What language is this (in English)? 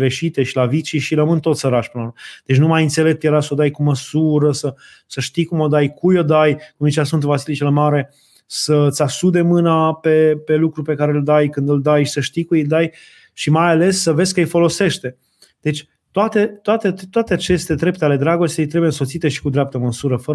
Romanian